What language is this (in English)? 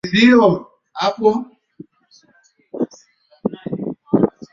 Swahili